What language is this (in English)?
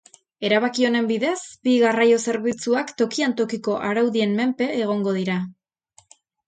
Basque